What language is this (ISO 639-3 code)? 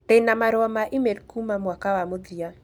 kik